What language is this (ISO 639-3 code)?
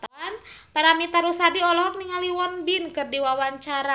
sun